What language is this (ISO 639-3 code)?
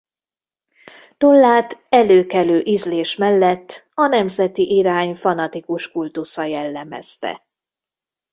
hun